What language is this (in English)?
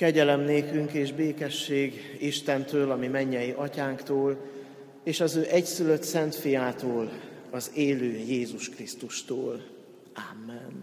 Hungarian